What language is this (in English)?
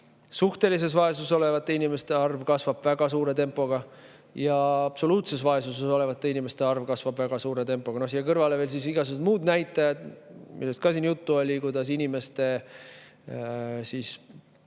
Estonian